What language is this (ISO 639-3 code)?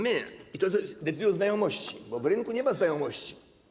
pol